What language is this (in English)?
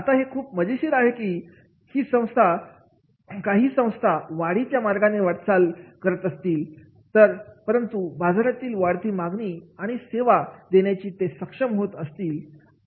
Marathi